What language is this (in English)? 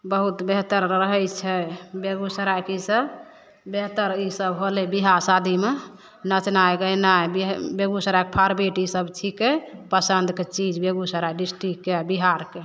Maithili